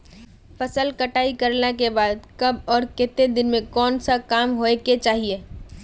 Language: Magahi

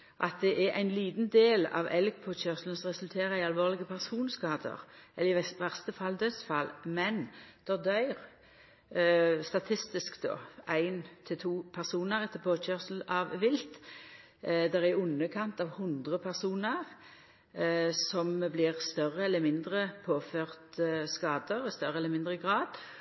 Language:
Norwegian Nynorsk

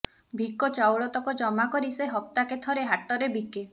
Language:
Odia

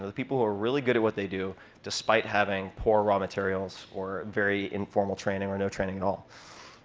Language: English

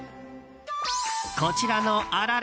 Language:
Japanese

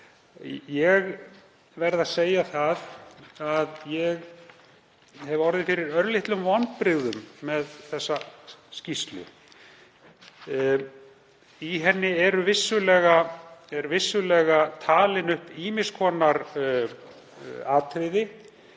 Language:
Icelandic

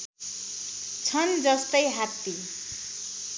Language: Nepali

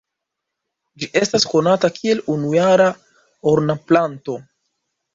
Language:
Esperanto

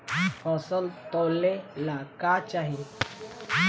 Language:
Bhojpuri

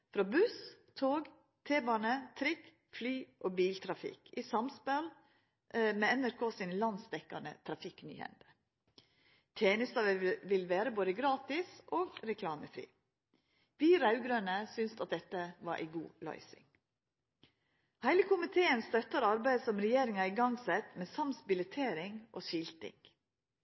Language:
Norwegian Nynorsk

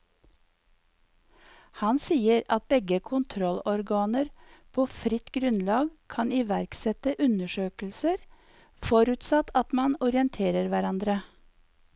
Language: Norwegian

